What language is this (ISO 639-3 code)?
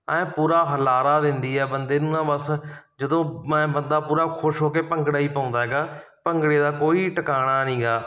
pan